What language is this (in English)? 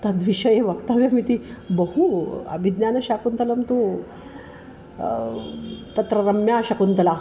Sanskrit